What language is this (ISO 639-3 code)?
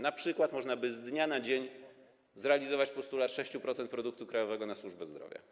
pol